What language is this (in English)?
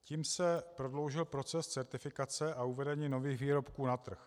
Czech